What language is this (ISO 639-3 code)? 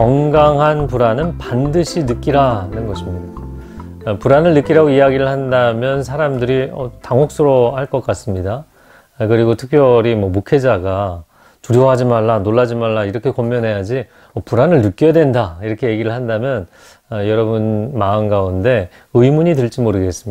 kor